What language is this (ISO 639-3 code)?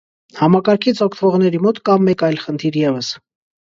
hye